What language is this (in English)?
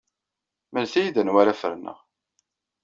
Kabyle